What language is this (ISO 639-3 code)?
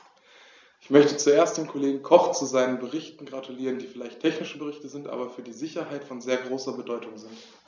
deu